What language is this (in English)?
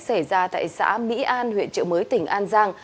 Vietnamese